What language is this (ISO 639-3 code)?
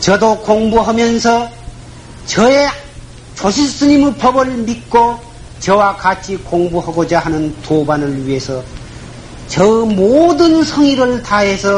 kor